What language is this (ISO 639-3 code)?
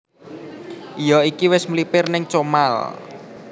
jav